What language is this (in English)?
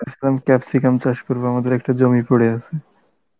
Bangla